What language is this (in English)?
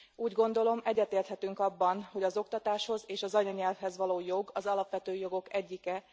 Hungarian